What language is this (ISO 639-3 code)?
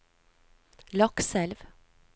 nor